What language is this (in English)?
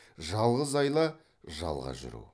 Kazakh